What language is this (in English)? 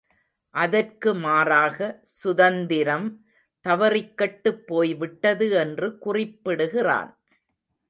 Tamil